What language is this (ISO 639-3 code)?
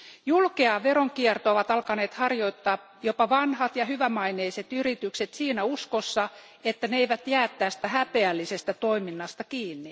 fin